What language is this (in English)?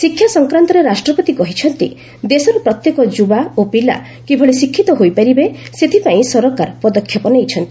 Odia